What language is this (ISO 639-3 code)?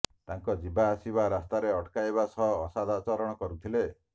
ori